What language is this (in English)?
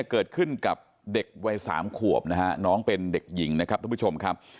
Thai